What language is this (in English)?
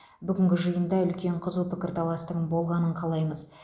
Kazakh